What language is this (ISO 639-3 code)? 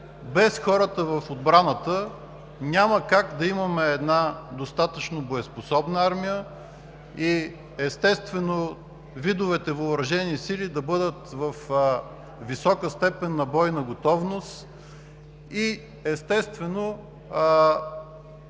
bul